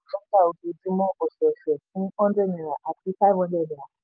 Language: Yoruba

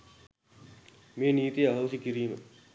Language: Sinhala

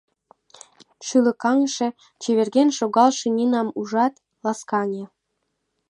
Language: Mari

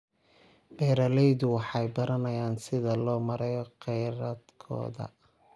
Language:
Somali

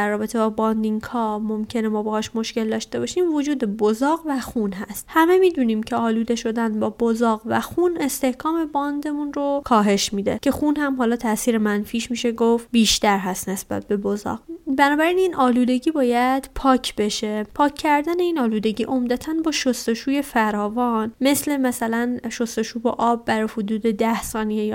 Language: Persian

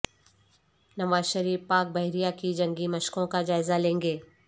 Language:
Urdu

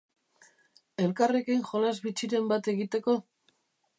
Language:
Basque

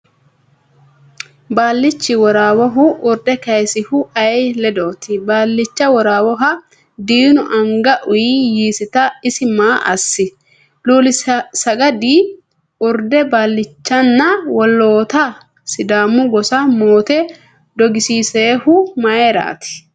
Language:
Sidamo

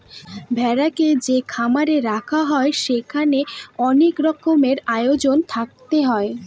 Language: Bangla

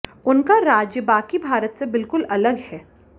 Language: Hindi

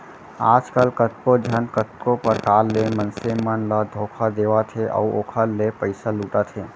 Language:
Chhattisgarhi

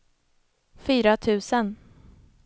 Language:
Swedish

